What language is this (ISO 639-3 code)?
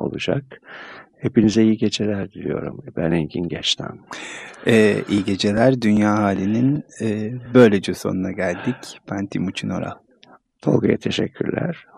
tur